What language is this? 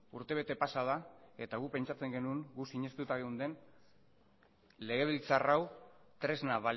Basque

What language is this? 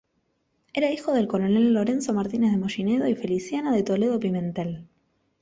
Spanish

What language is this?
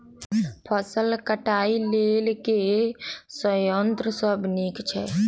Maithili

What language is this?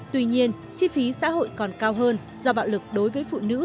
Vietnamese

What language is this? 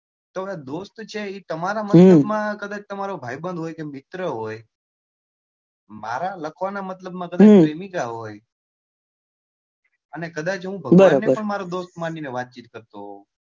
Gujarati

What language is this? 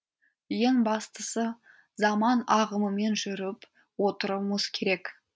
Kazakh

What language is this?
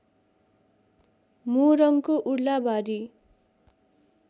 Nepali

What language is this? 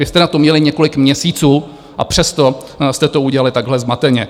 Czech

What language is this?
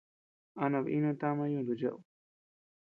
Tepeuxila Cuicatec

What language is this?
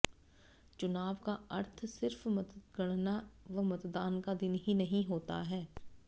Hindi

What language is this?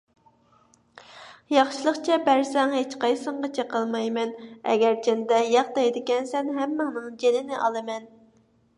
Uyghur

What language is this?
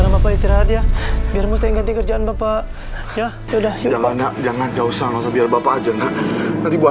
Indonesian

